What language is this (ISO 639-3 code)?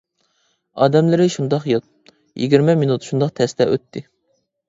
uig